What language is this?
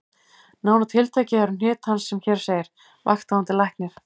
Icelandic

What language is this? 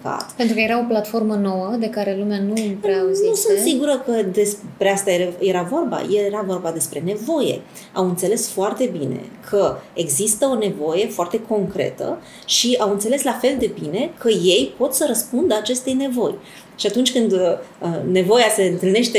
Romanian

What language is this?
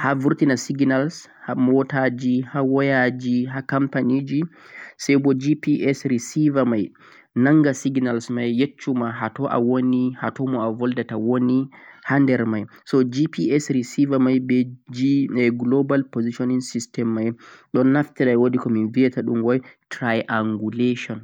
Central-Eastern Niger Fulfulde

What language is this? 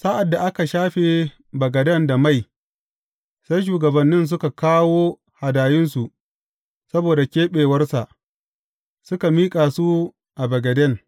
Hausa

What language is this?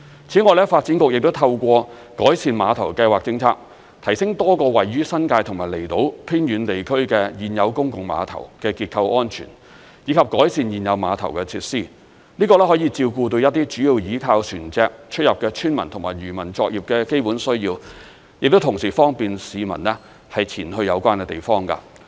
Cantonese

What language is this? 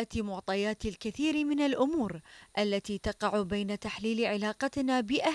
Arabic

